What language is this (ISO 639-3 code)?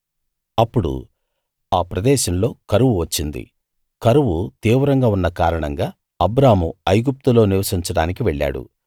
tel